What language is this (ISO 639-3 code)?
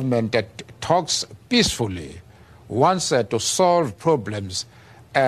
fas